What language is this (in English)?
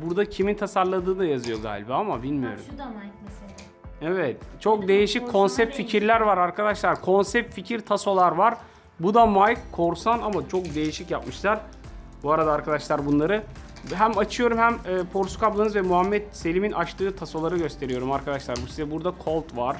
Turkish